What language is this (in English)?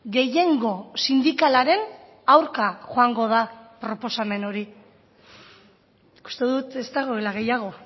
Basque